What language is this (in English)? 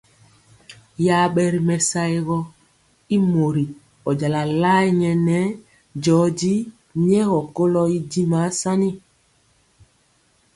Mpiemo